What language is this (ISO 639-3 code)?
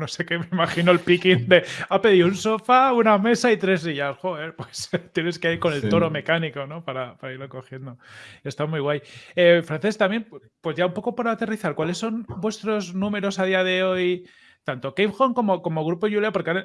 spa